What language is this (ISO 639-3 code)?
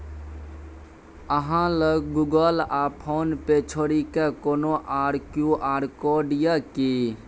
mai